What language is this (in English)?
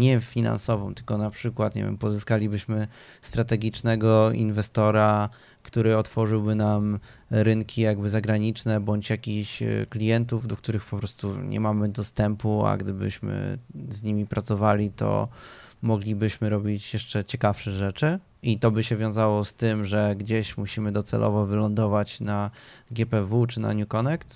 Polish